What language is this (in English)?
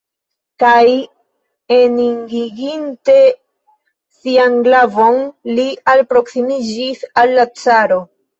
Esperanto